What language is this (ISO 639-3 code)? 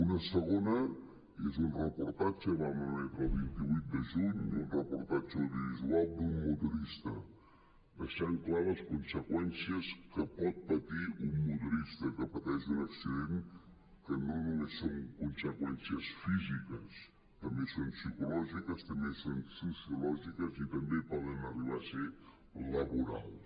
cat